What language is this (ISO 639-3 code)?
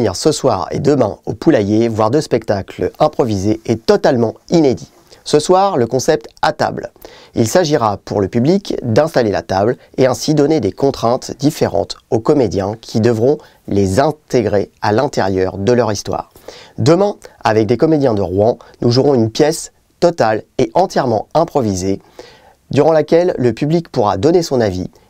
fra